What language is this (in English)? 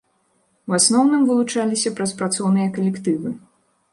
Belarusian